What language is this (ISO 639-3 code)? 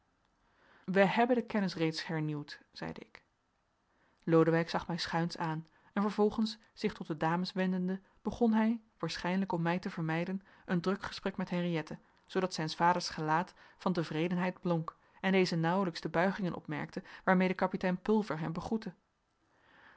nld